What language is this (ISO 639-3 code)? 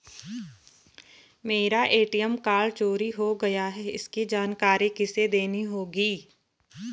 hin